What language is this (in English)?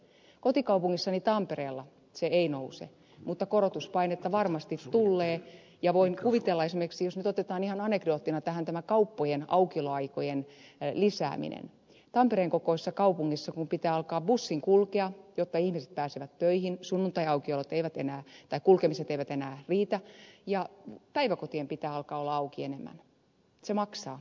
Finnish